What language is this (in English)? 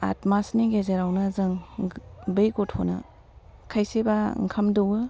Bodo